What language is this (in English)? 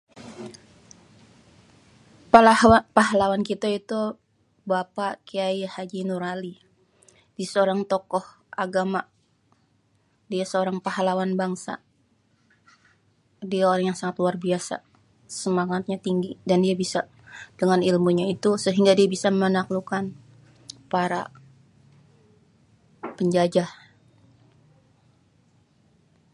Betawi